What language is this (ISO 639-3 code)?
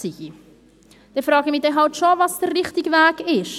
gsw